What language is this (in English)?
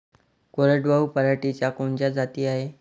Marathi